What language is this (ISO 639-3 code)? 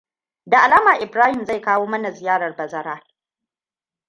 hau